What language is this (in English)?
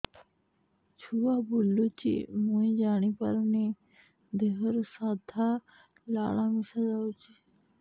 Odia